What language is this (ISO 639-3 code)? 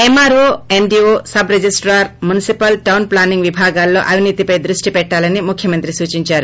tel